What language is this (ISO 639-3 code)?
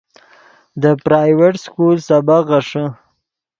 ydg